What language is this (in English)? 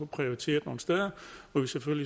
Danish